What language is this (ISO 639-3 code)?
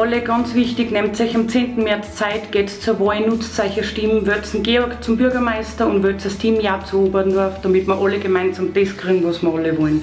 deu